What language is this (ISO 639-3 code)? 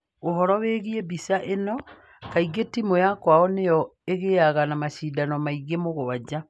kik